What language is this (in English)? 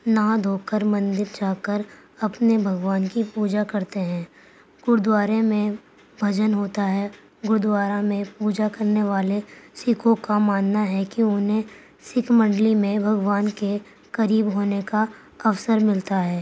Urdu